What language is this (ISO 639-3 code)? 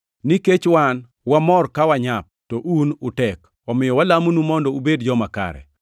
luo